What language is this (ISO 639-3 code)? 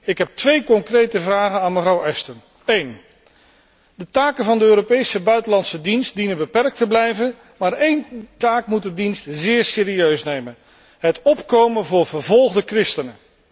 nld